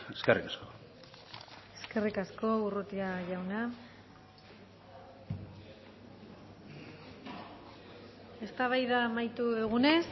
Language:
Basque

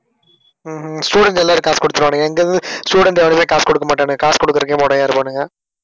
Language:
Tamil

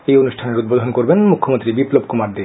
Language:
Bangla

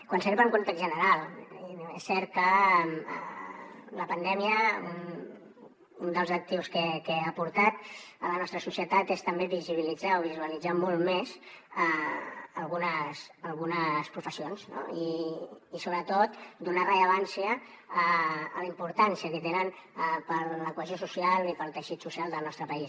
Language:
Catalan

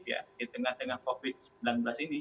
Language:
Indonesian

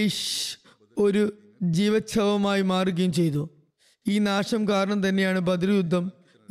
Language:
Malayalam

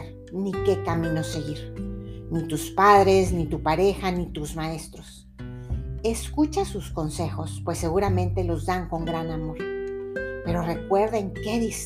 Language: Spanish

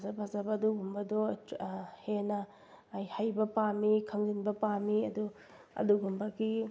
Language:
Manipuri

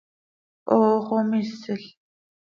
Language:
Seri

